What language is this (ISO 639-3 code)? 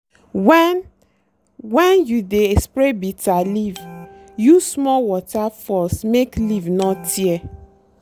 pcm